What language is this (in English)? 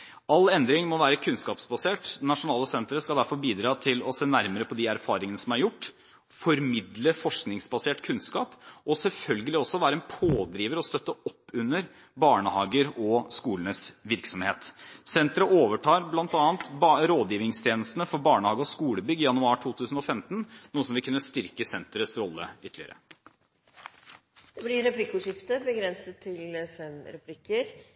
Norwegian Bokmål